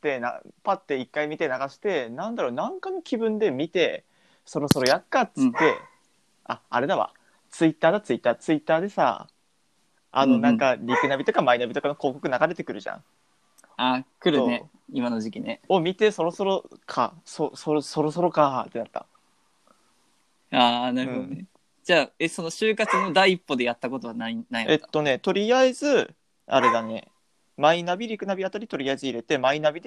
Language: Japanese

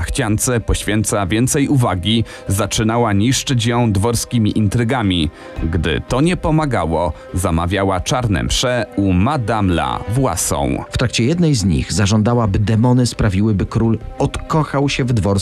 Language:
Polish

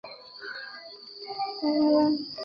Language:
Chinese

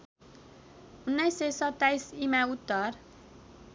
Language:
Nepali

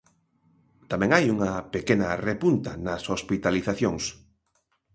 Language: Galician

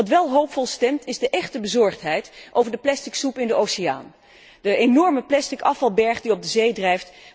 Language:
Dutch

